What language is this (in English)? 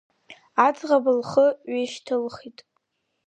Abkhazian